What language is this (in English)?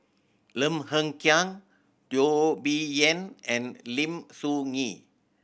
English